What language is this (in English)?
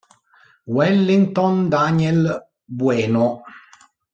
Italian